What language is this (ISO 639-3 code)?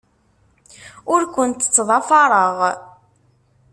kab